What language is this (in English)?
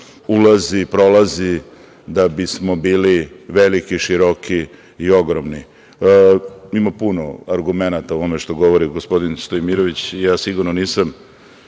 Serbian